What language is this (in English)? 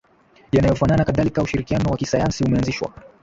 Swahili